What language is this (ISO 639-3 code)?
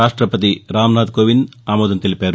tel